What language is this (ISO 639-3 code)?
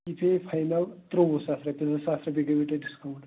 kas